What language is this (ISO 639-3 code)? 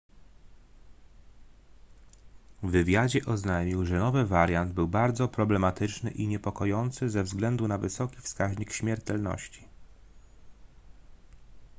pol